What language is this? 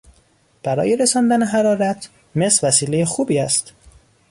Persian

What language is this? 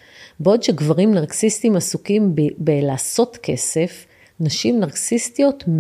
Hebrew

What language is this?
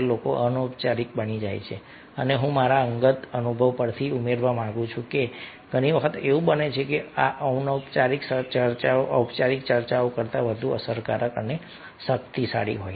Gujarati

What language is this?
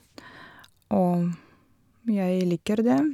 Norwegian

